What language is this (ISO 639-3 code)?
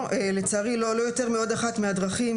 heb